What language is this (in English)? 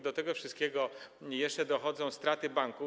Polish